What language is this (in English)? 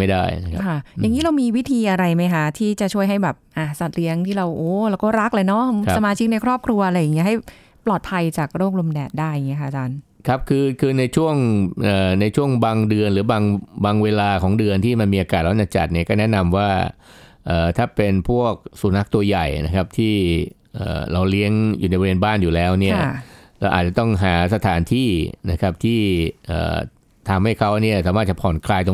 Thai